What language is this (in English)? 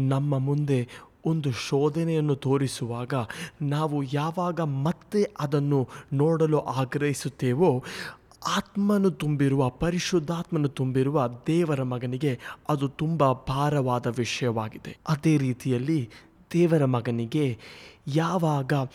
Kannada